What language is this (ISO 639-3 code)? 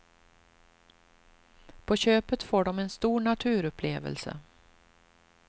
swe